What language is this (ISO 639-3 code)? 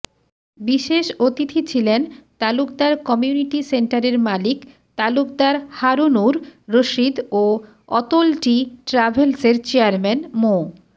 ben